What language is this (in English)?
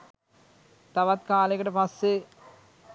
Sinhala